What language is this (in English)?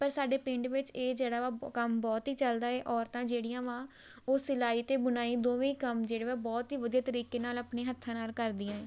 Punjabi